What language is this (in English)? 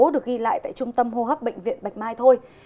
Vietnamese